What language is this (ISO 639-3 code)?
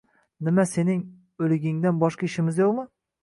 uzb